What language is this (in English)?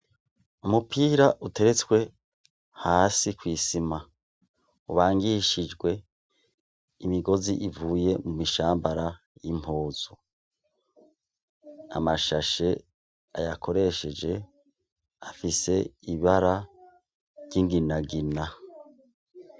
Rundi